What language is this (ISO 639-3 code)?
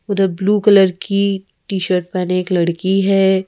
hin